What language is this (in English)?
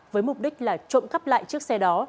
Vietnamese